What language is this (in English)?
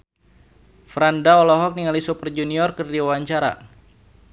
Sundanese